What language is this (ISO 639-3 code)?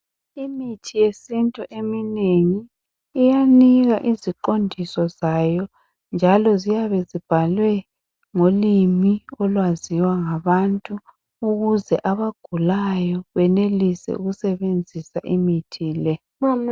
nde